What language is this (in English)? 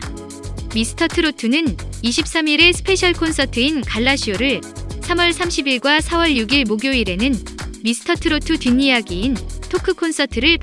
Korean